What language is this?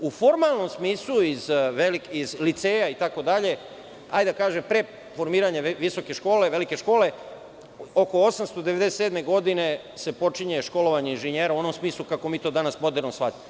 Serbian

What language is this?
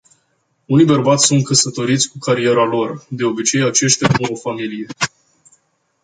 Romanian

